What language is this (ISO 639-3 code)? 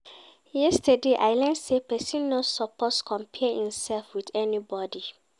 pcm